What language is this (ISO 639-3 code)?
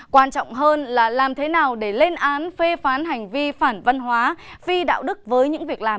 vie